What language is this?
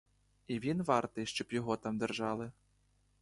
Ukrainian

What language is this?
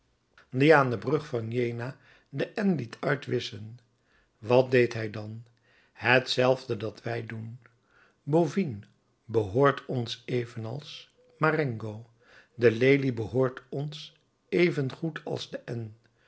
Dutch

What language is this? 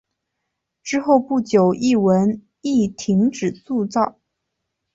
Chinese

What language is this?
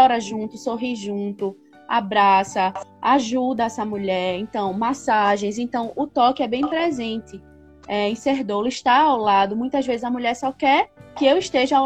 Portuguese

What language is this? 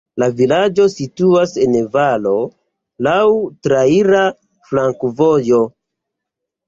Esperanto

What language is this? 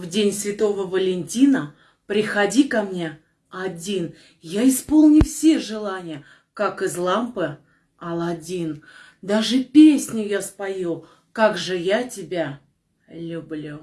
Russian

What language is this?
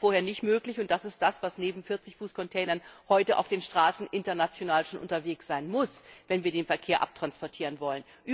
German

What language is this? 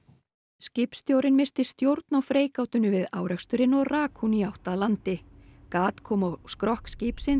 Icelandic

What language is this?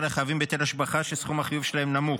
Hebrew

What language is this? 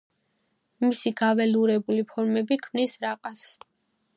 Georgian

